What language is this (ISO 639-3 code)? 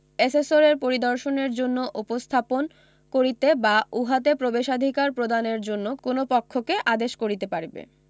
ben